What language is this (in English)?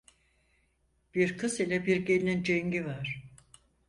Turkish